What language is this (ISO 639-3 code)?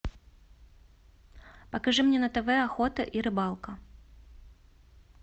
rus